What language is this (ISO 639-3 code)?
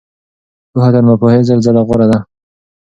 pus